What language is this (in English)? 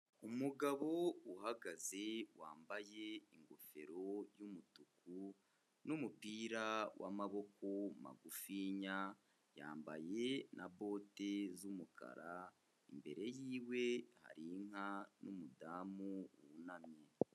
Kinyarwanda